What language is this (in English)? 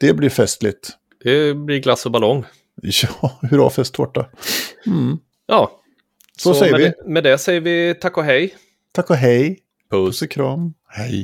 Swedish